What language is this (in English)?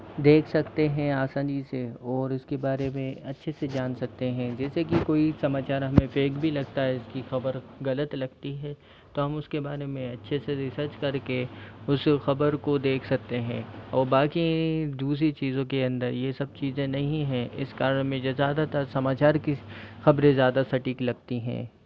Hindi